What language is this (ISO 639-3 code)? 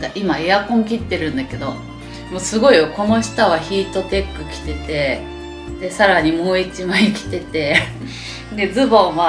jpn